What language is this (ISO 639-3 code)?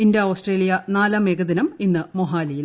mal